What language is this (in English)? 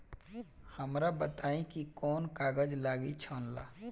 Bhojpuri